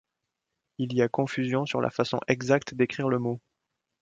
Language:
French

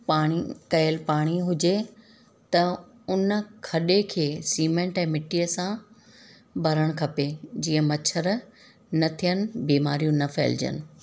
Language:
Sindhi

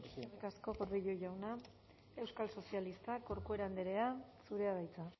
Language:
Basque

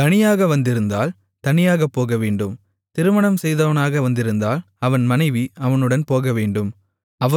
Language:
Tamil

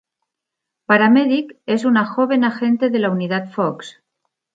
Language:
Spanish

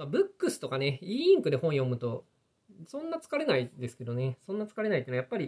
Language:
Japanese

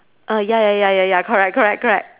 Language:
English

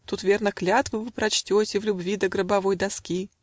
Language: Russian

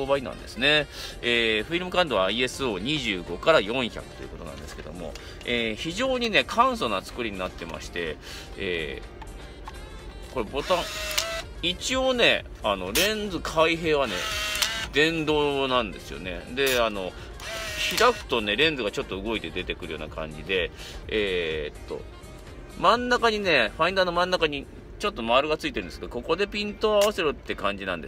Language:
Japanese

